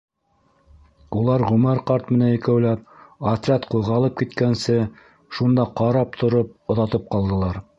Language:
Bashkir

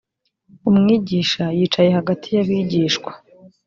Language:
Kinyarwanda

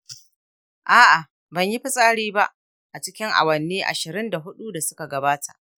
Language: Hausa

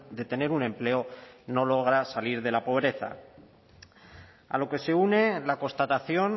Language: Spanish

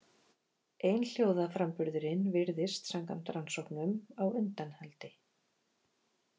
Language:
Icelandic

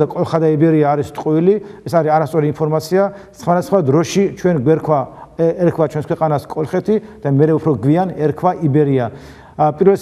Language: Turkish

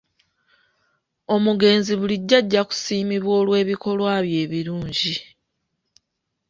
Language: Ganda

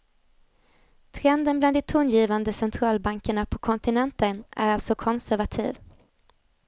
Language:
Swedish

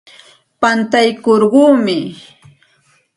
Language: Santa Ana de Tusi Pasco Quechua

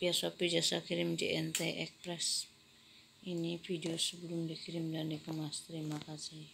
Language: Indonesian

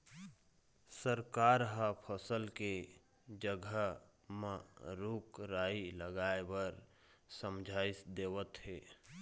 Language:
Chhattisgarhi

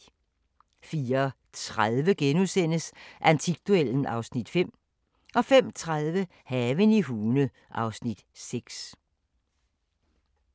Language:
Danish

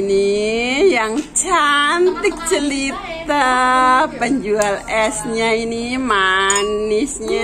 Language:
Indonesian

